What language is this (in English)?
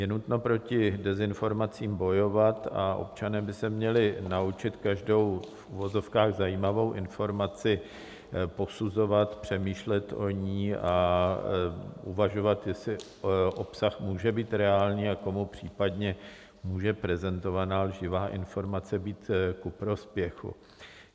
Czech